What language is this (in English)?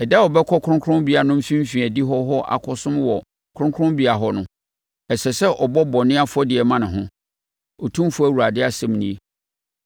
Akan